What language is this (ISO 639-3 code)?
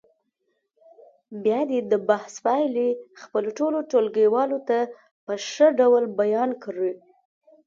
pus